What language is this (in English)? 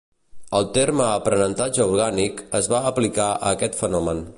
Catalan